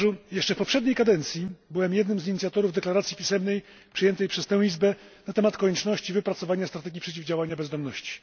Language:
Polish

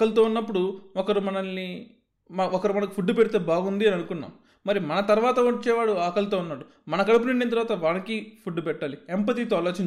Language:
Telugu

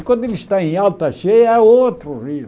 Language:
Portuguese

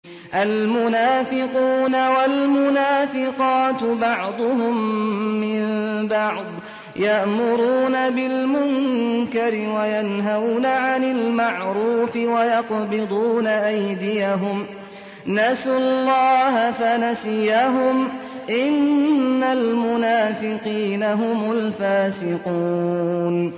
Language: Arabic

